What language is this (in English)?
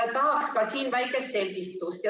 Estonian